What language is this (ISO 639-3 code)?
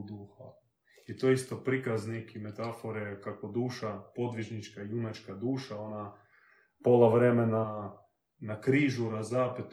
hrv